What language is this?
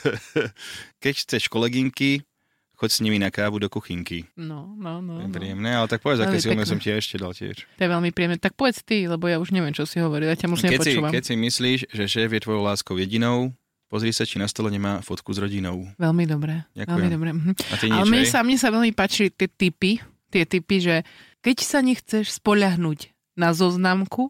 Slovak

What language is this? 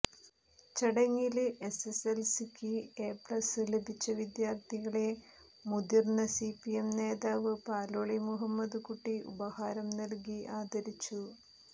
Malayalam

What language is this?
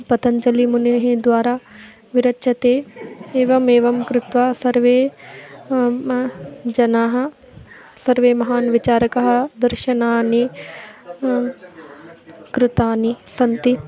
Sanskrit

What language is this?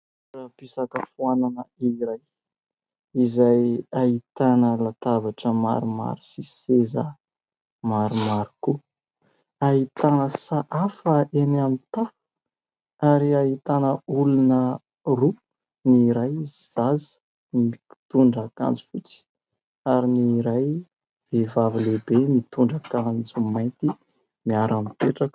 Malagasy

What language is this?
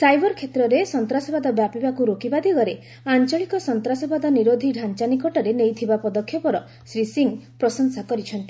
Odia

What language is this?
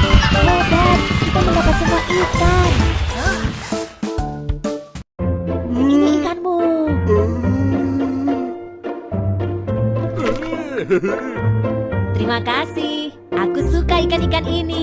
Indonesian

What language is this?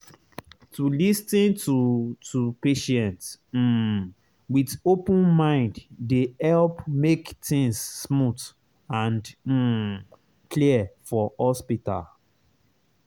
Nigerian Pidgin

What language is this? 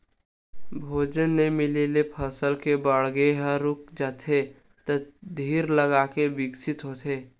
Chhattisgarhi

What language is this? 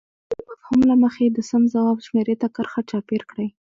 Pashto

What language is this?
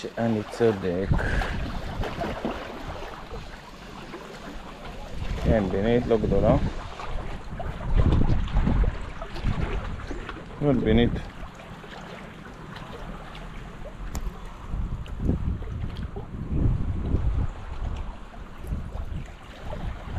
Hebrew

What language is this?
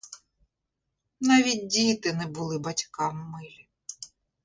Ukrainian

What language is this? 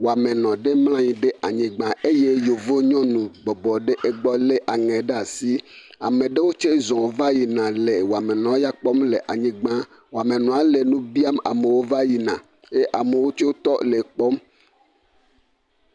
Ewe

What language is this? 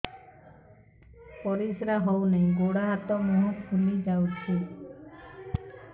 Odia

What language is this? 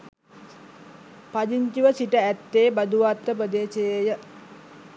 Sinhala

